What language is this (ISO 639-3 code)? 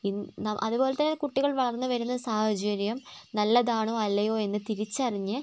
mal